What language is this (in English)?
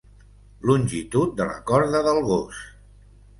Catalan